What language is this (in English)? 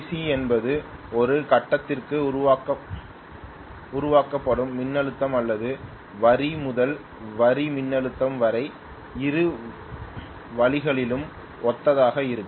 Tamil